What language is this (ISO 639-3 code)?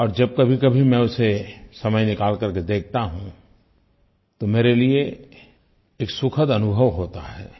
hin